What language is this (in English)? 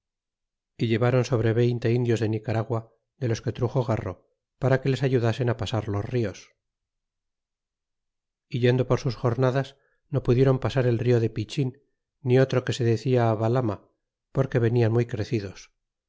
Spanish